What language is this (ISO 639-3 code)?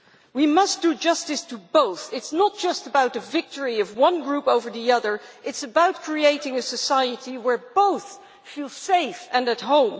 eng